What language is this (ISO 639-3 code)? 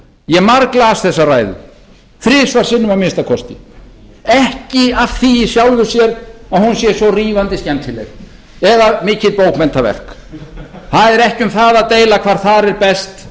isl